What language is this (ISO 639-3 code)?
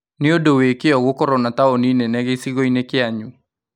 kik